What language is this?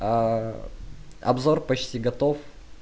Russian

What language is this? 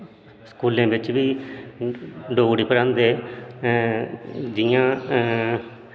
Dogri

